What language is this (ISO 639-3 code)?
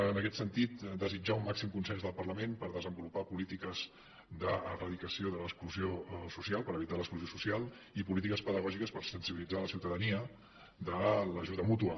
cat